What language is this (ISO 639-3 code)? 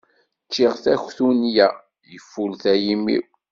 kab